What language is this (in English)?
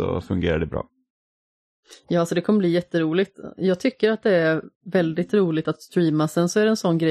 Swedish